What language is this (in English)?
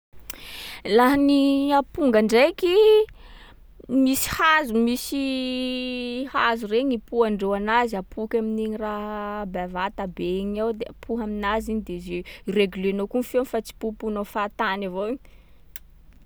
Sakalava Malagasy